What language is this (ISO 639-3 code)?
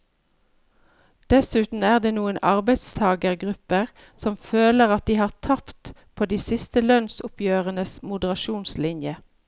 nor